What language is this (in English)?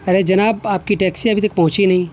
Urdu